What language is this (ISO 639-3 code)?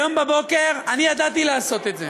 heb